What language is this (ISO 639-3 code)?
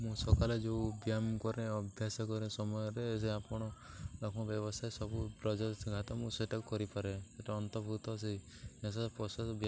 ori